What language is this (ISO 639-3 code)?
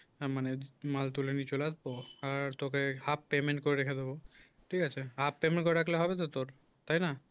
ben